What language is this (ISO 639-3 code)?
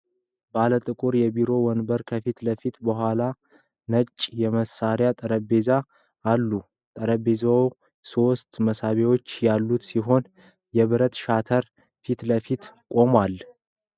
amh